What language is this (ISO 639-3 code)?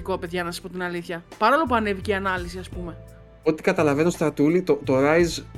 ell